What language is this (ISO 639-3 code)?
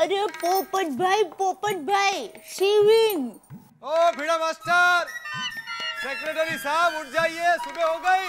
hin